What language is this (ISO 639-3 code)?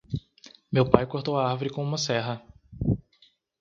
por